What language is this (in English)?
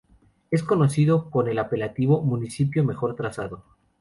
Spanish